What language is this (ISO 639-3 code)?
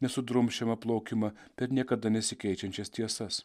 lit